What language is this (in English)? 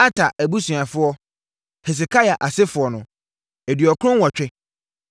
Akan